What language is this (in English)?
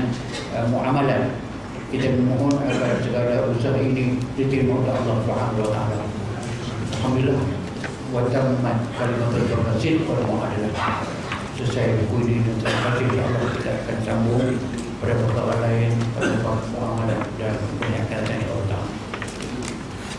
Malay